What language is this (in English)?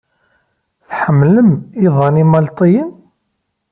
Kabyle